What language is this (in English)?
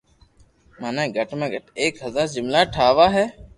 Loarki